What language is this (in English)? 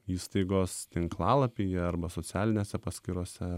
Lithuanian